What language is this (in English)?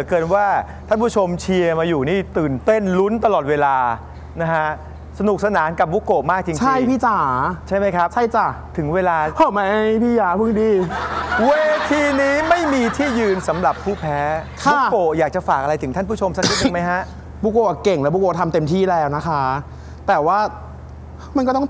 Thai